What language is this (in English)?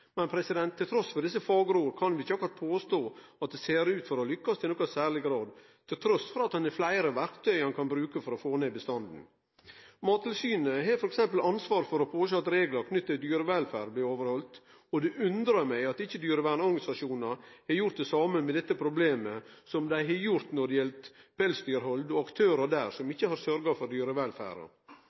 Norwegian Nynorsk